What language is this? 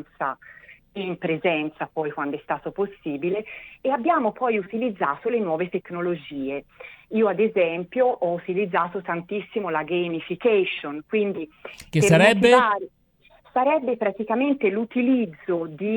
Italian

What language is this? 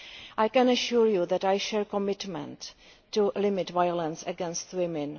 English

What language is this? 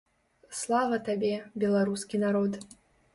Belarusian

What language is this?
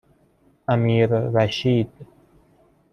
Persian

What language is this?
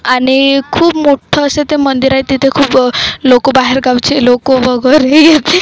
Marathi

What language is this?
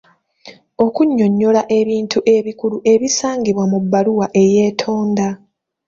Ganda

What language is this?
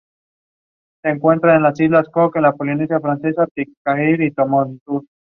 Spanish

